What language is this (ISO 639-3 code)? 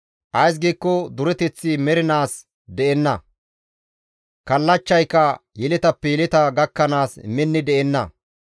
gmv